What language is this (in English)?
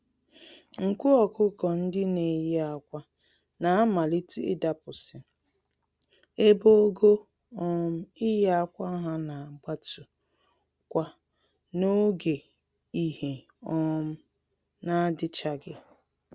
Igbo